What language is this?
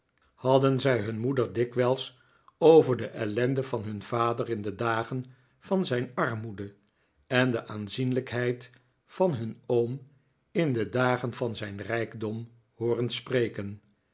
Dutch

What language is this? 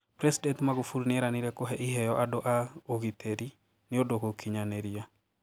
Kikuyu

